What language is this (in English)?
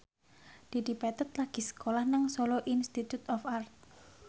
Javanese